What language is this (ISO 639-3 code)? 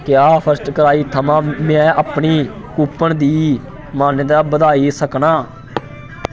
doi